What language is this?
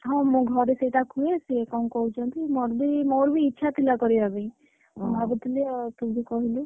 Odia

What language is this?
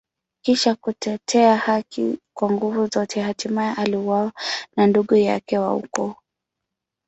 Swahili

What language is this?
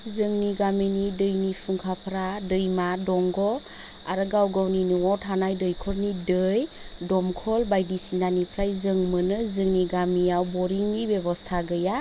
Bodo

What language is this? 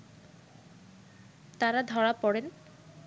Bangla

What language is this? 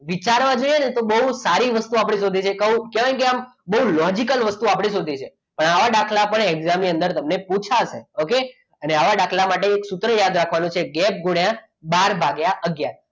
Gujarati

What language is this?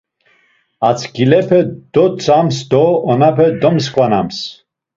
Laz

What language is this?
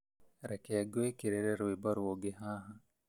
Kikuyu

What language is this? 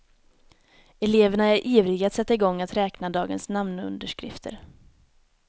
Swedish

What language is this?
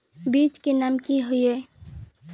Magahi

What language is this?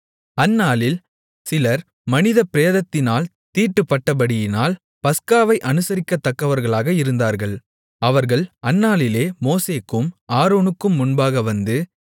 Tamil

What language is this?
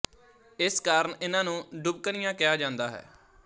Punjabi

